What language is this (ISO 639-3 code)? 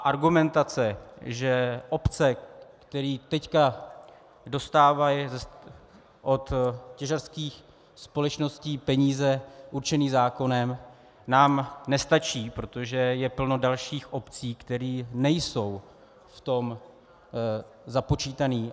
ces